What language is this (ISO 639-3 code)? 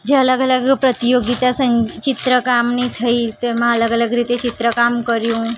guj